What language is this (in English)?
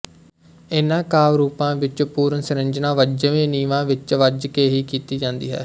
Punjabi